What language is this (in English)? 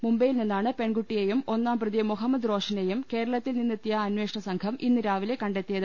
Malayalam